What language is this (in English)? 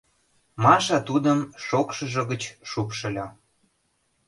Mari